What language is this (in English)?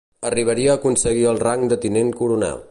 Catalan